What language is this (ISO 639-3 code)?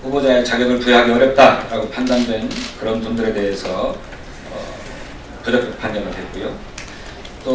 kor